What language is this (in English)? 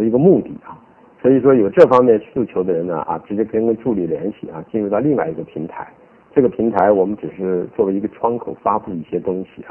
Chinese